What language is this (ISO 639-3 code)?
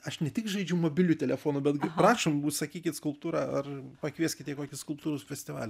lit